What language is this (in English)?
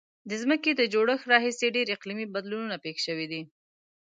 Pashto